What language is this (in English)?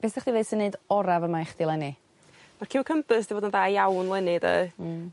Welsh